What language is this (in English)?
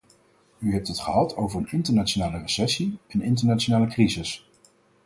Dutch